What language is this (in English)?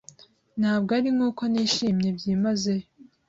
Kinyarwanda